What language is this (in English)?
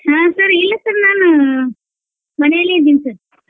Kannada